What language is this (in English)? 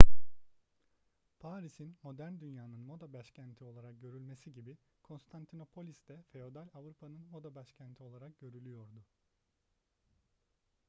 Turkish